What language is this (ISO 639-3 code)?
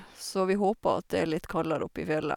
nor